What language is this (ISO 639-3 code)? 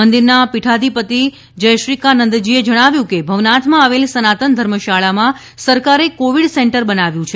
guj